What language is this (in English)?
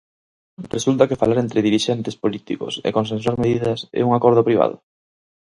Galician